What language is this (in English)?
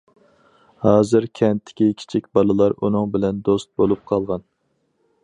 Uyghur